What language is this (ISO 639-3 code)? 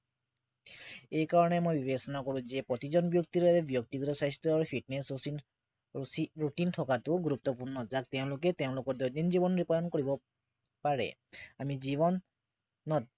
asm